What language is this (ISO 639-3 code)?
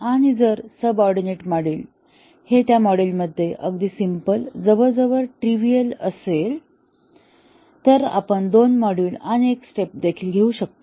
mar